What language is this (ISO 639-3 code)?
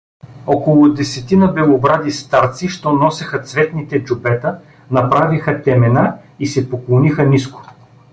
bul